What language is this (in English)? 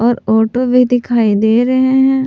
Hindi